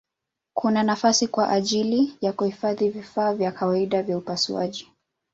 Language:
Swahili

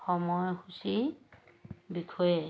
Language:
Assamese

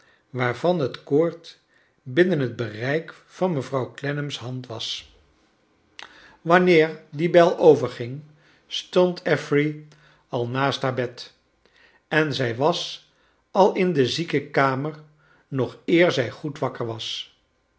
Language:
Dutch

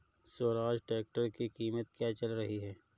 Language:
Hindi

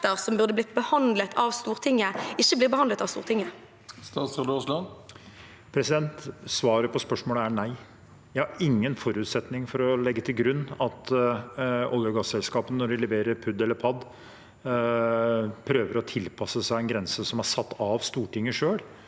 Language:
Norwegian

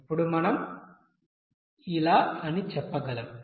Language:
Telugu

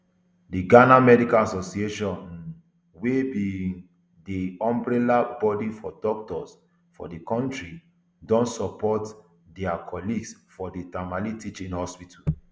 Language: Nigerian Pidgin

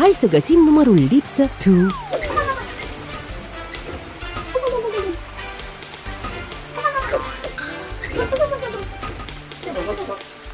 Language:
Romanian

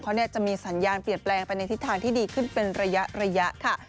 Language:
Thai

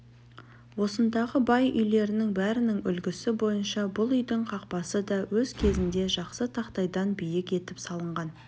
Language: Kazakh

